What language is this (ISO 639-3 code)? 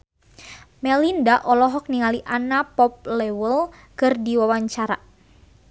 sun